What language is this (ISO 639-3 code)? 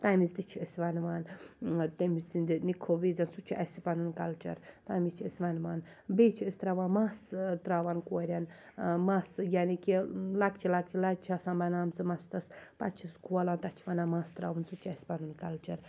kas